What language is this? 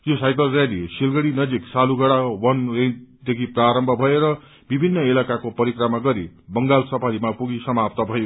Nepali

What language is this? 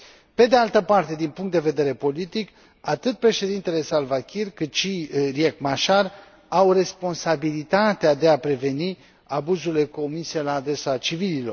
Romanian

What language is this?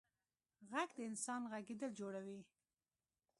Pashto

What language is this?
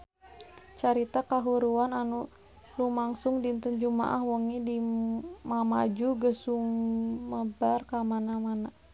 Sundanese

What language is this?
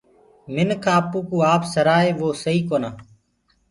Gurgula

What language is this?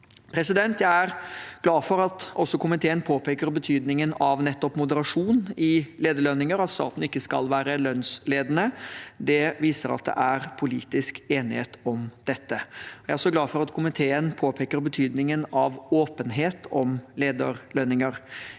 Norwegian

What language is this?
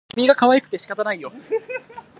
Japanese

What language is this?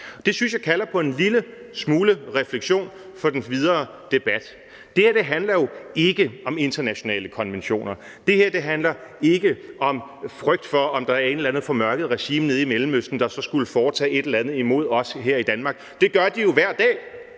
Danish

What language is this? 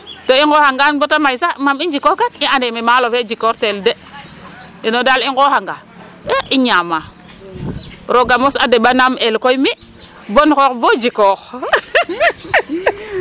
Serer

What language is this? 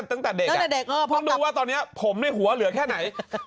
Thai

